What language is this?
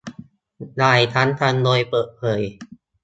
Thai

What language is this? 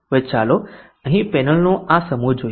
Gujarati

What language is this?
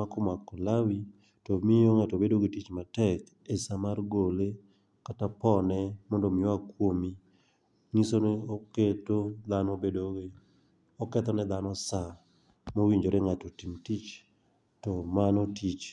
Luo (Kenya and Tanzania)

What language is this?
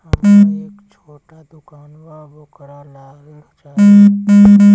Bhojpuri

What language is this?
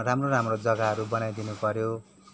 Nepali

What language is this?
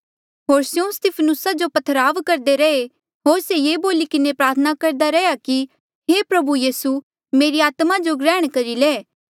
Mandeali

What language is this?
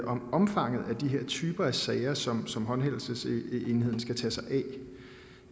Danish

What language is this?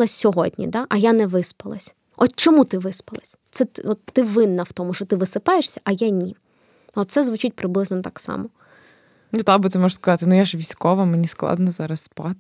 Ukrainian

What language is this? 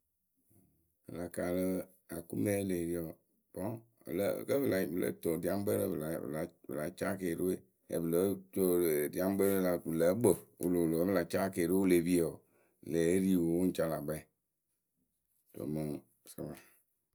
Akebu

